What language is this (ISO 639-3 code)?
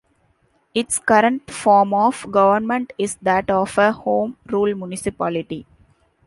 eng